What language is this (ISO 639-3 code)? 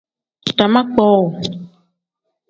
kdh